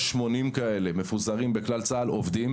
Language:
Hebrew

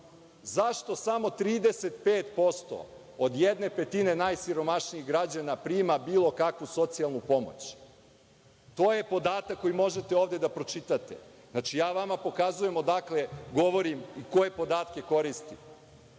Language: Serbian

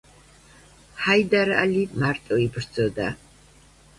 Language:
Georgian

